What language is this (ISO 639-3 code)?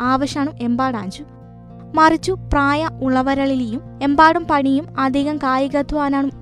mal